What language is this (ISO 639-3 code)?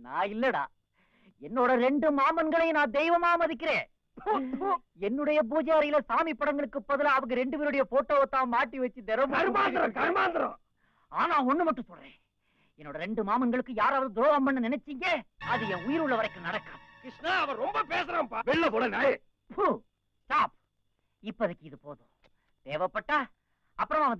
hin